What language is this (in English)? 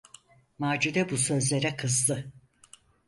Turkish